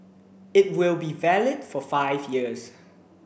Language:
English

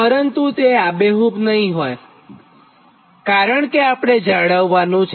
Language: Gujarati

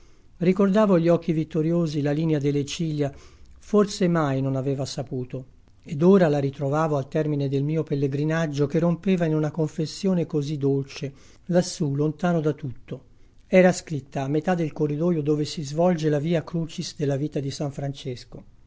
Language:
Italian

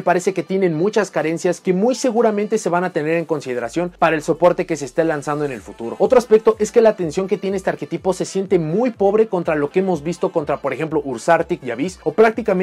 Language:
Spanish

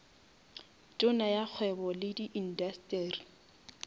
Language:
Northern Sotho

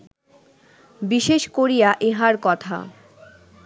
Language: Bangla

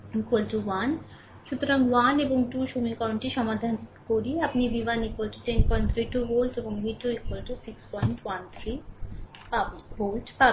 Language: Bangla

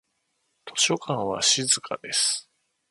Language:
Japanese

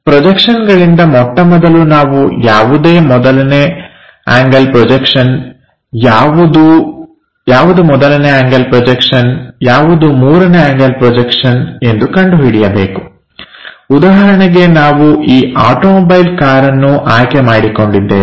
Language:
Kannada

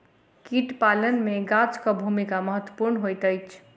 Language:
Maithili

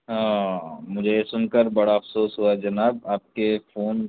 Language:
Urdu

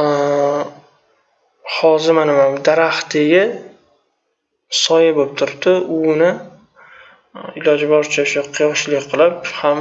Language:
Turkish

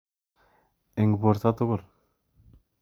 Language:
Kalenjin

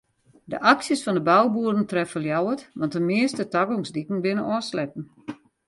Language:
Western Frisian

